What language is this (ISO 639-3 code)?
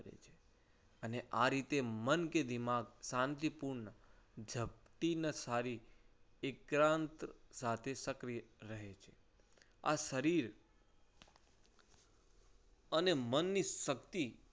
guj